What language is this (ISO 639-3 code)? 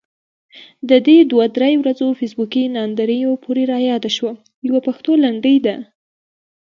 pus